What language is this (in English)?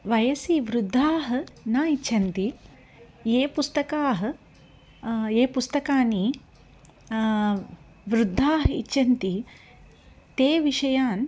Sanskrit